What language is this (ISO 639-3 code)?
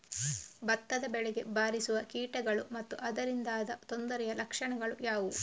kan